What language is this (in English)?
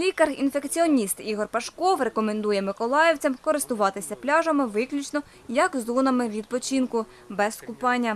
Ukrainian